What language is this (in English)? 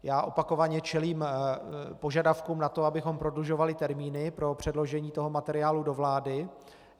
Czech